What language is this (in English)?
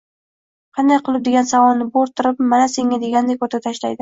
Uzbek